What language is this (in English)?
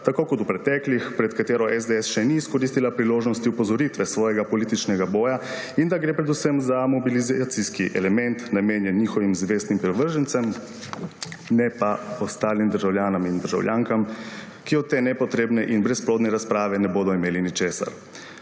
Slovenian